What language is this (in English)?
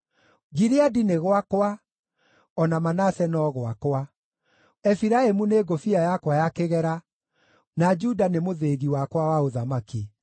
Kikuyu